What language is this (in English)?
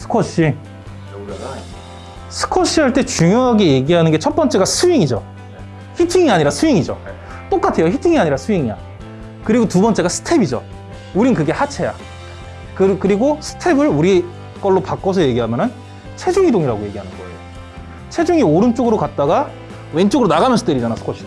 Korean